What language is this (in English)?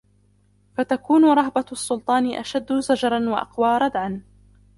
Arabic